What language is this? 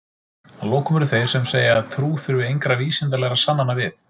Icelandic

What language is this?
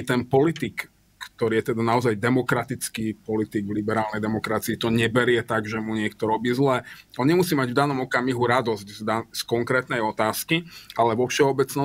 Slovak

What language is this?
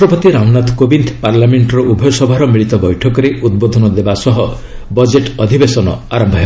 Odia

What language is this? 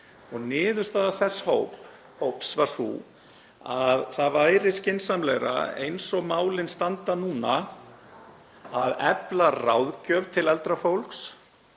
Icelandic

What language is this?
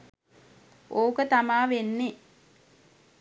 Sinhala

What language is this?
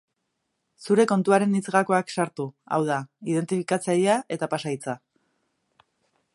Basque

